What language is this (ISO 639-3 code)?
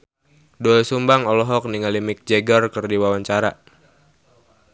sun